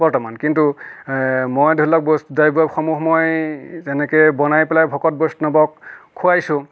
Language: Assamese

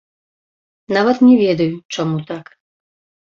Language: Belarusian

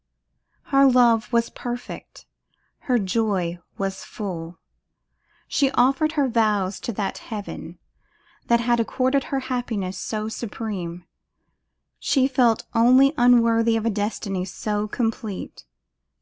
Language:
English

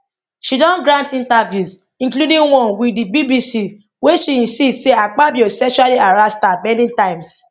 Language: Nigerian Pidgin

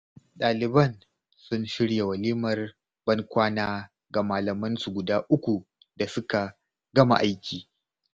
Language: Hausa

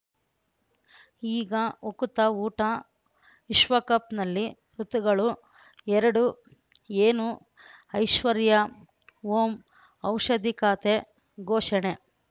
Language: Kannada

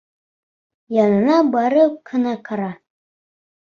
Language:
Bashkir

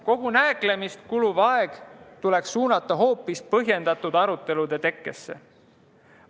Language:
Estonian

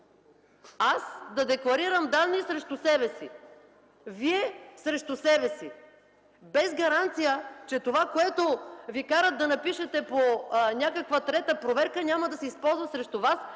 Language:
Bulgarian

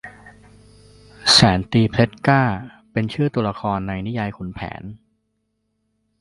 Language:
Thai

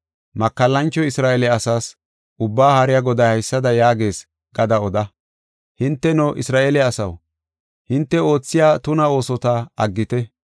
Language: Gofa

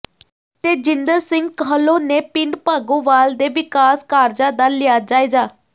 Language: Punjabi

